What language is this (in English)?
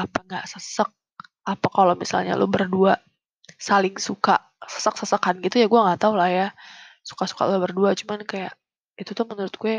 Indonesian